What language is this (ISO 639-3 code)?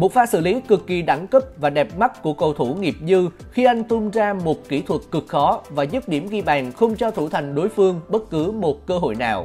vie